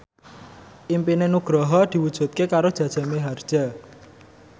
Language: Javanese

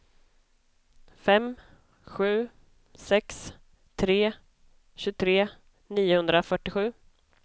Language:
Swedish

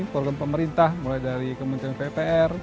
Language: Indonesian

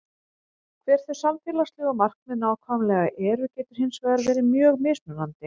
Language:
Icelandic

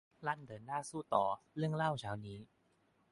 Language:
Thai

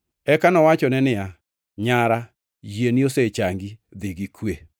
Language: Luo (Kenya and Tanzania)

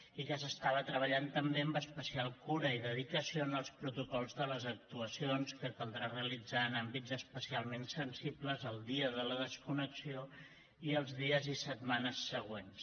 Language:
Catalan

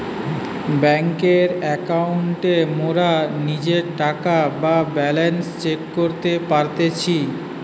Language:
Bangla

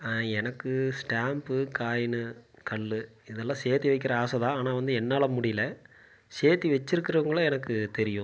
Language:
Tamil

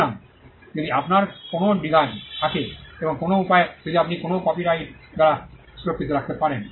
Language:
Bangla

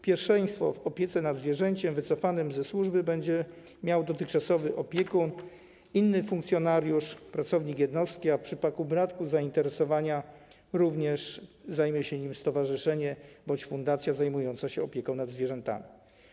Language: Polish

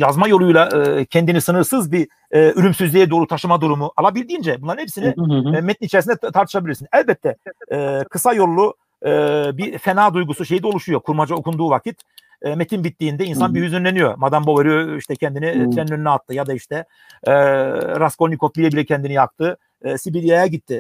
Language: Turkish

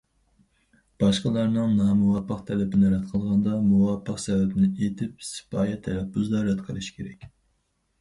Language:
Uyghur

